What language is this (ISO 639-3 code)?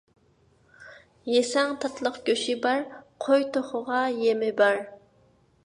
uig